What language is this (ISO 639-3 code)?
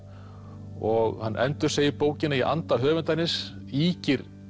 isl